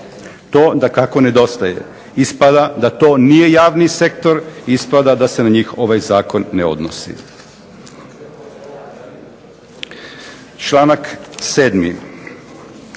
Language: Croatian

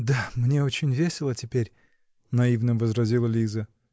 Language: Russian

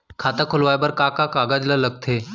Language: Chhattisgarhi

